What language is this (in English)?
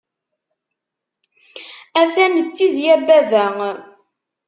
Kabyle